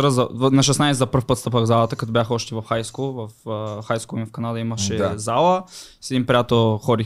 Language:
Bulgarian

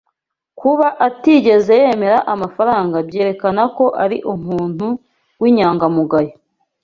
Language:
Kinyarwanda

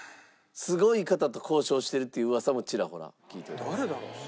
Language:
Japanese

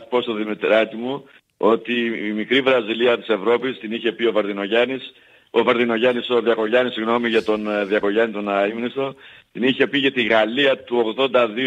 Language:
Greek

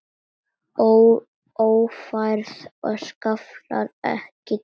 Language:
Icelandic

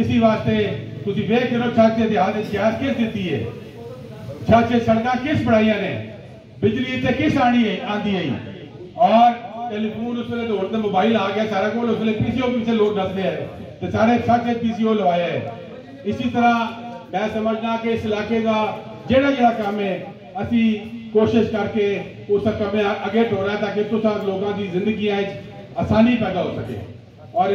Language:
Hindi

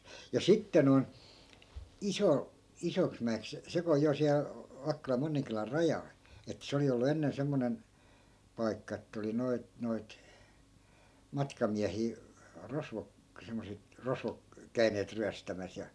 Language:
Finnish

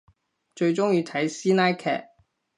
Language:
Cantonese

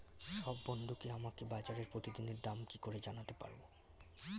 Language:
Bangla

